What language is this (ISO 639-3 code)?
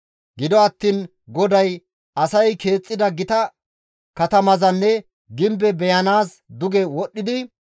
gmv